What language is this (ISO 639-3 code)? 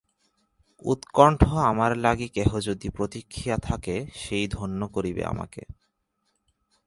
ben